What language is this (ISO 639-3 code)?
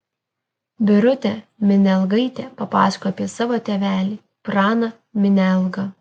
lit